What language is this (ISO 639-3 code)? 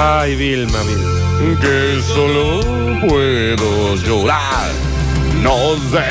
spa